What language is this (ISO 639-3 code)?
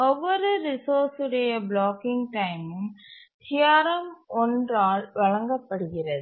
tam